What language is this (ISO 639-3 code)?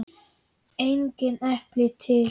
isl